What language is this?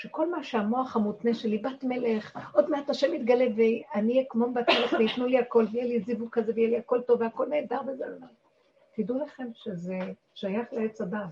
Hebrew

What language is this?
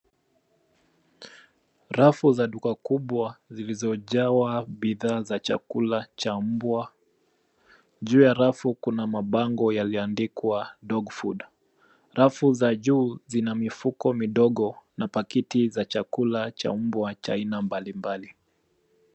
Swahili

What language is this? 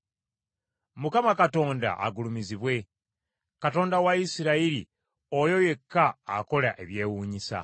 Ganda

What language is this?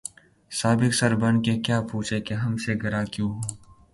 Urdu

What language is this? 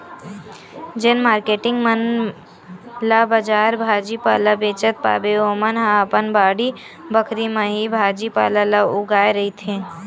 Chhattisgarhi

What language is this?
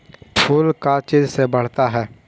Magahi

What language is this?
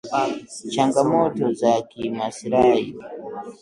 Swahili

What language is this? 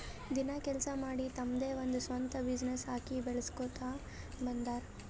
Kannada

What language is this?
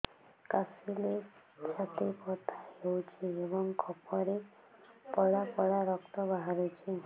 Odia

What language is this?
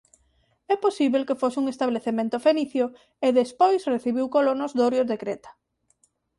Galician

